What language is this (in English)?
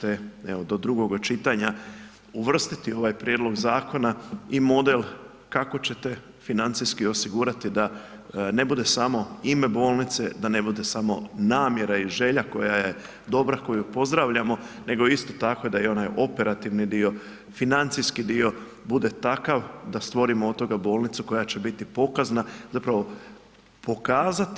Croatian